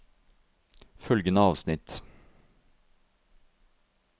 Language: Norwegian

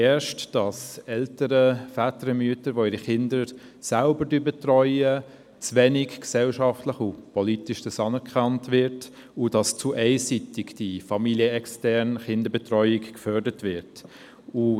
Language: Swiss German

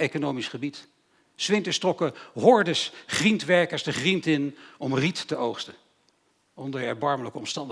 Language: Dutch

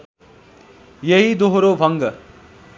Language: Nepali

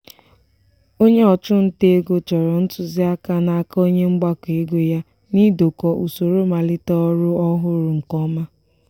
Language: Igbo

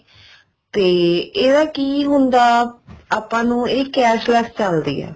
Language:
Punjabi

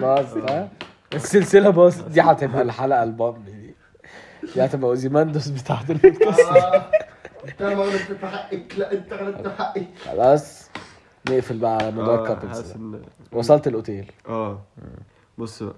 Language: Arabic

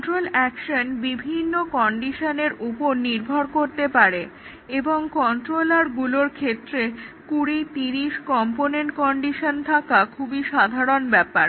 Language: Bangla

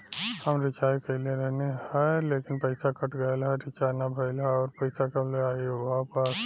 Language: Bhojpuri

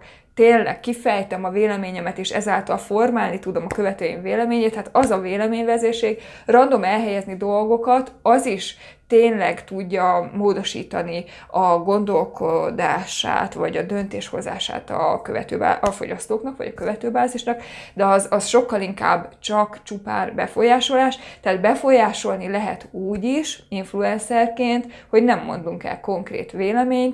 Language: Hungarian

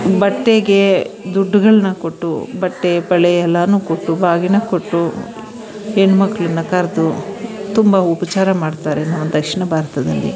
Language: Kannada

